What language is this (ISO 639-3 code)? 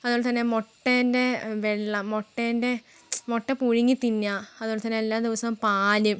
mal